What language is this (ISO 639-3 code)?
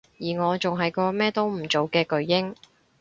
yue